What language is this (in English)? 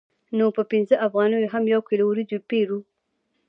Pashto